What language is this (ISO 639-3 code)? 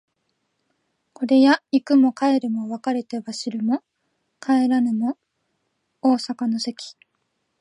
jpn